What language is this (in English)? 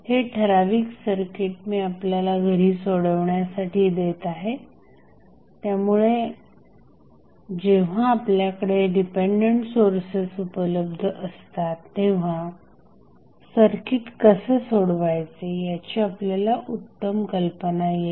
Marathi